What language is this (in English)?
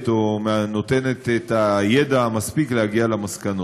Hebrew